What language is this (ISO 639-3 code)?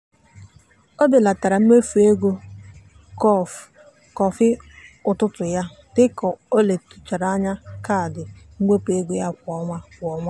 ibo